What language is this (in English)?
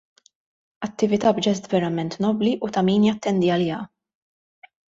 Maltese